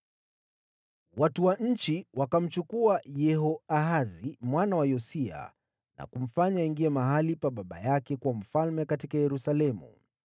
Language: Swahili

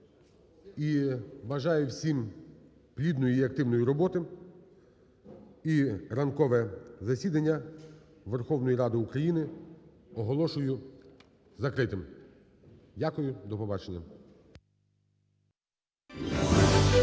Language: Ukrainian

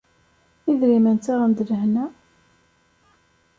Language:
Kabyle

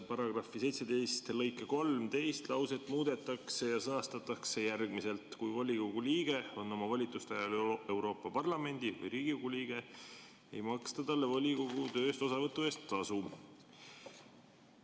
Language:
Estonian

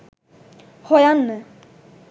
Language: Sinhala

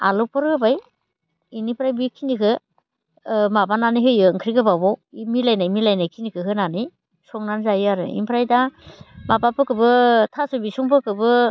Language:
Bodo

